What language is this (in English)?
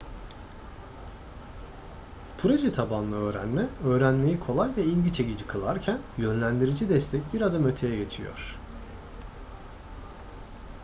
Turkish